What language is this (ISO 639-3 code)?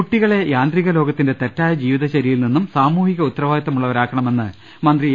mal